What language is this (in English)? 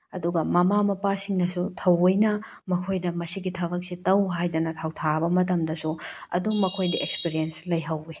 Manipuri